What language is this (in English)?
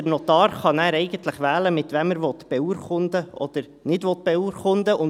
Swiss German